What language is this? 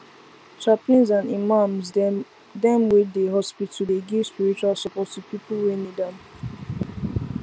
Nigerian Pidgin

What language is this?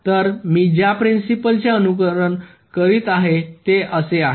Marathi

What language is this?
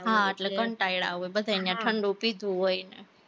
Gujarati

